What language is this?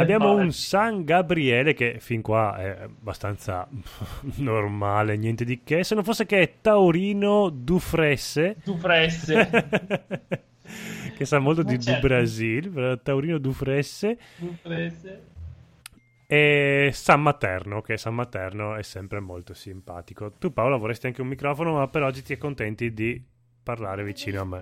Italian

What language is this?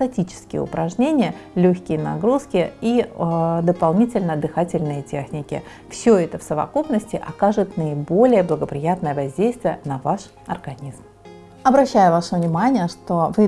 Russian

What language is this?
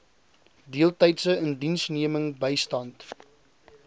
Afrikaans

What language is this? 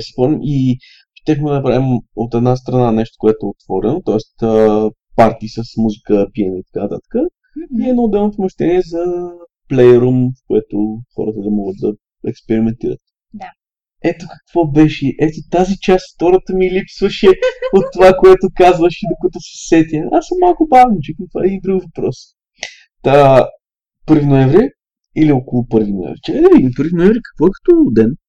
Bulgarian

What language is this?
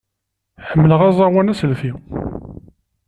Kabyle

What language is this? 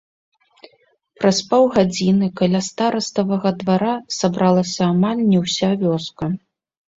Belarusian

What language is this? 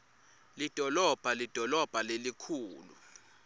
Swati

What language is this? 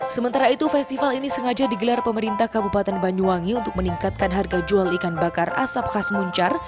Indonesian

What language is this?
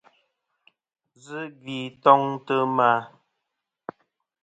Kom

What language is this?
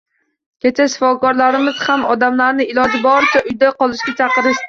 Uzbek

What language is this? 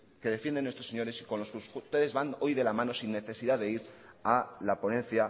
Spanish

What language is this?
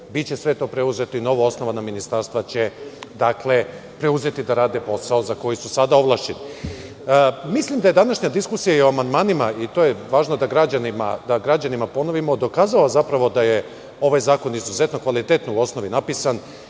Serbian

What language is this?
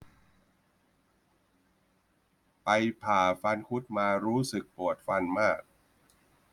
Thai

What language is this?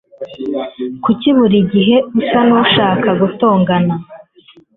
Kinyarwanda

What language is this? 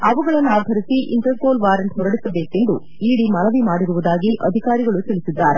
Kannada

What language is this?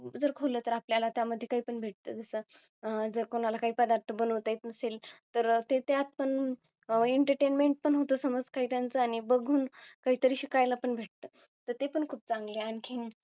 Marathi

